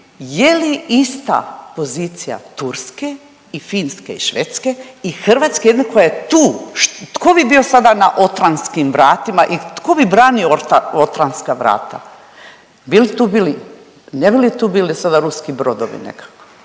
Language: Croatian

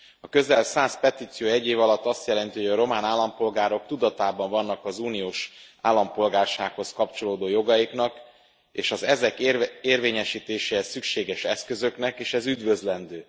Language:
Hungarian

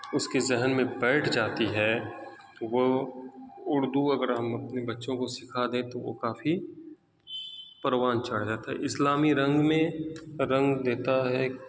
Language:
Urdu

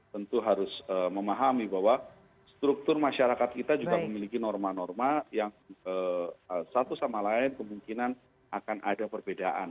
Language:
Indonesian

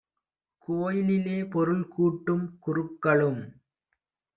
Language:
Tamil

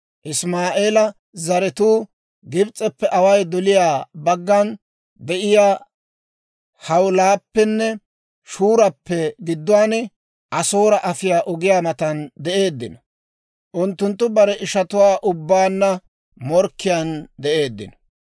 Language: Dawro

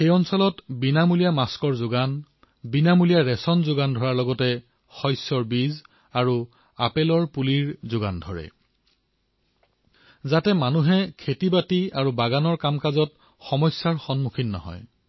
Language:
Assamese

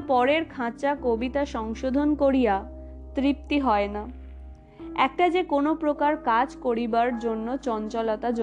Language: Bangla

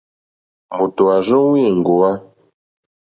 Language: Mokpwe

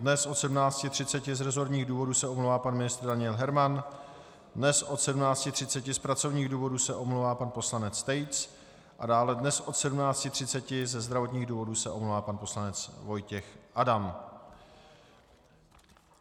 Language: Czech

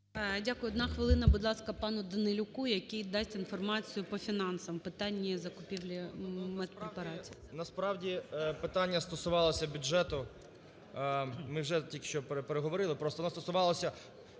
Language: Ukrainian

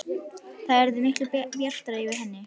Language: Icelandic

